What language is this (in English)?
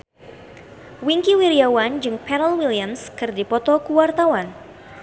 Sundanese